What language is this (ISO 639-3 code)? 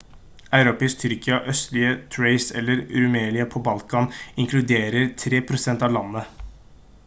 nob